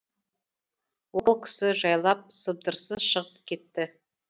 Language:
Kazakh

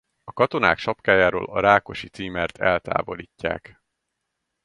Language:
Hungarian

